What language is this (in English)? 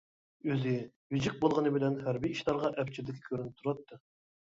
Uyghur